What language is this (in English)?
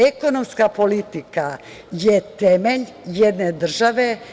Serbian